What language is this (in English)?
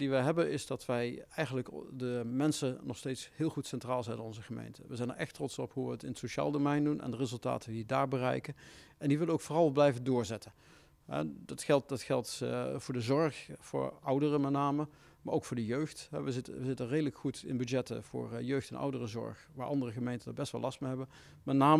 Dutch